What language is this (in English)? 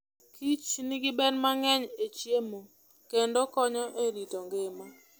Luo (Kenya and Tanzania)